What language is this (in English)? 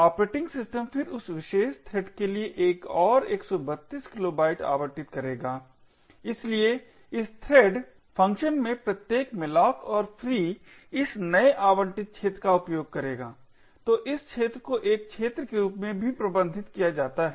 Hindi